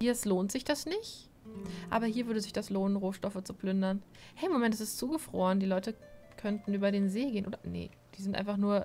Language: German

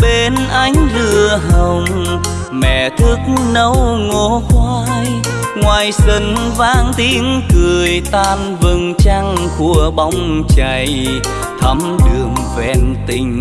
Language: Vietnamese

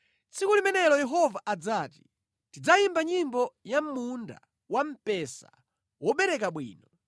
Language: Nyanja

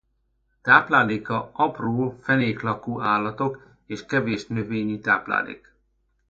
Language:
Hungarian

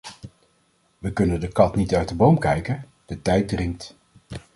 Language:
Dutch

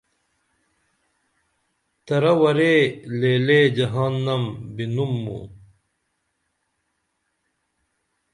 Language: Dameli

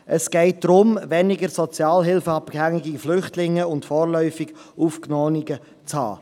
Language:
Swiss German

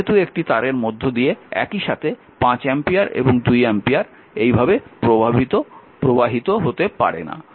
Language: Bangla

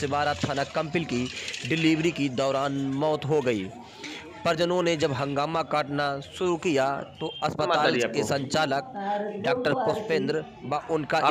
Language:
Hindi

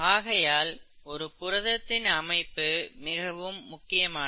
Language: Tamil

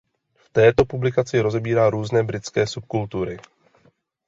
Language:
Czech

